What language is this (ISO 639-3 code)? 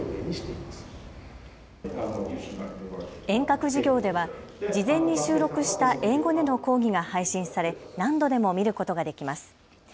jpn